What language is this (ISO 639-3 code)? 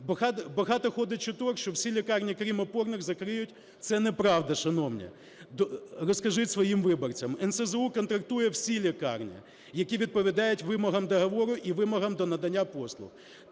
ukr